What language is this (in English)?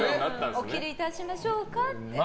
Japanese